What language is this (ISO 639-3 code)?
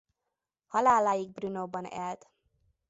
hun